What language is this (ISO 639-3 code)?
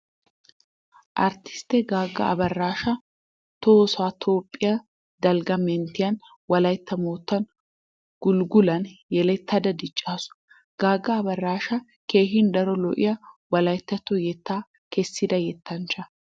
wal